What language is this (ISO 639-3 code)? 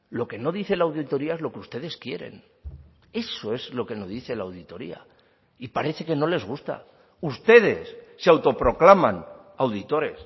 spa